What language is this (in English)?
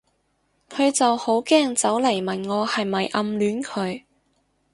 Cantonese